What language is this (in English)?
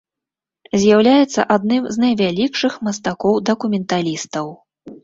Belarusian